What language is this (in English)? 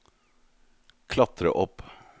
Norwegian